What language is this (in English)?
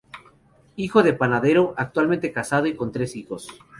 Spanish